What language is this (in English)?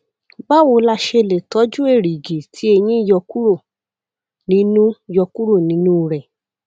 Yoruba